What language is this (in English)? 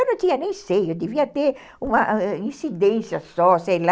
Portuguese